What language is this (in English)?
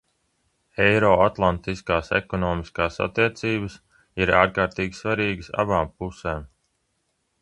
Latvian